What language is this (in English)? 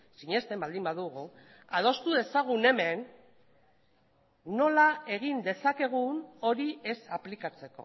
Basque